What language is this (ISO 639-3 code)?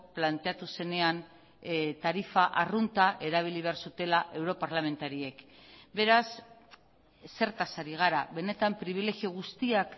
eus